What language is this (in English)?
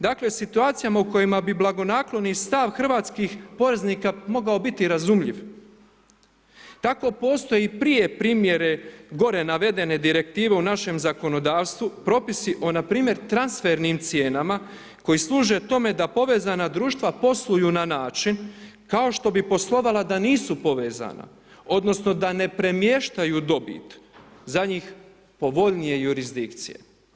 Croatian